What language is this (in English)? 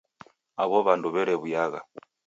Taita